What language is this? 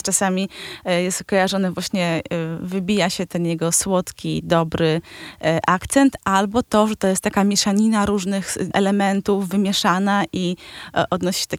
Polish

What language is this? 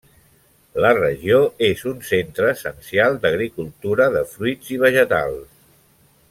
Catalan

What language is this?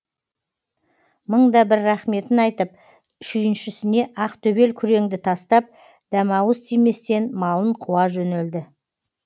Kazakh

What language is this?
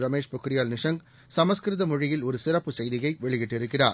Tamil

